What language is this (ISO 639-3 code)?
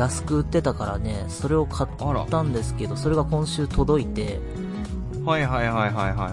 jpn